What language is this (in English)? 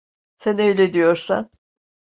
Turkish